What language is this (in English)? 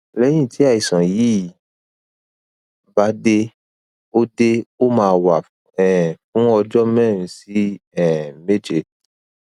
Yoruba